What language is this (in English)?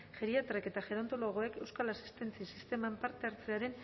Basque